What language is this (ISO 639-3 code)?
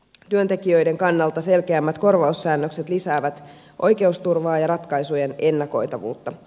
fin